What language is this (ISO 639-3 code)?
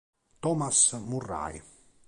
ita